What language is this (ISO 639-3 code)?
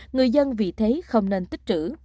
vie